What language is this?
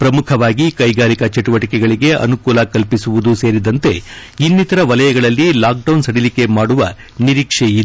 Kannada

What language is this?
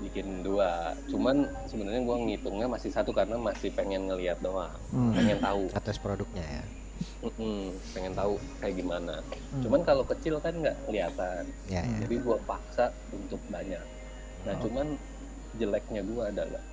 Indonesian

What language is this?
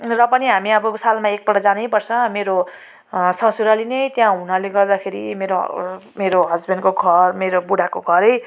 Nepali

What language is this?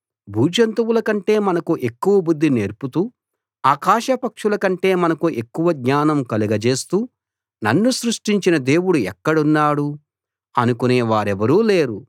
Telugu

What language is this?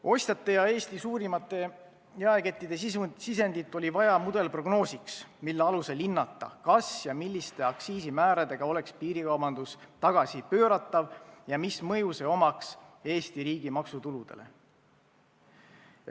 Estonian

